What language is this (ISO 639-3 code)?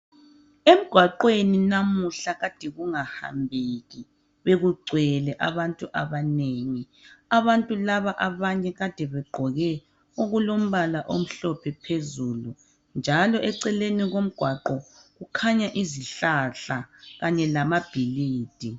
nde